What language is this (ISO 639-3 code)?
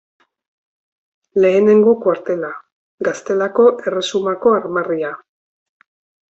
eus